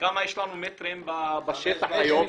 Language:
Hebrew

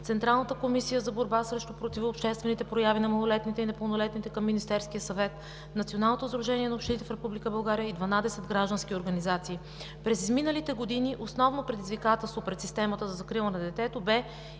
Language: Bulgarian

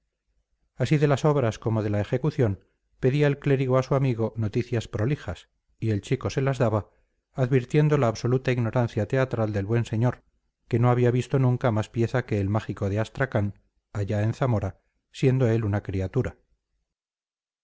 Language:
Spanish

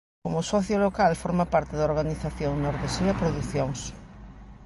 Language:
Galician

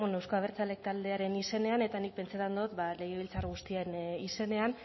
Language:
Basque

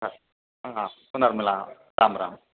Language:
Sanskrit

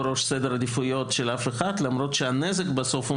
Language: Hebrew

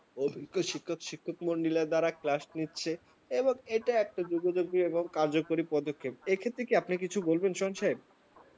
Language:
Bangla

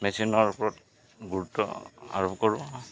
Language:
Assamese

